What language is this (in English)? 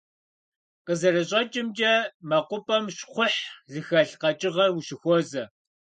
Kabardian